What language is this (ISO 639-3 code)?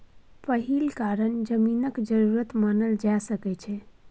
mai